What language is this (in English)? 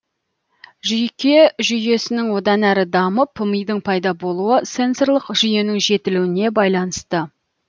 Kazakh